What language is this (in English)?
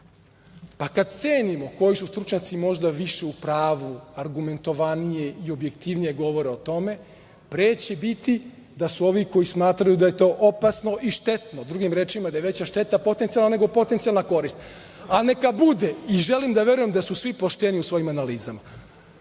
Serbian